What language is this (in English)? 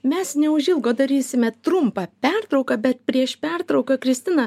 Lithuanian